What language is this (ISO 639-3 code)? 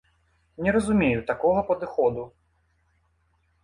bel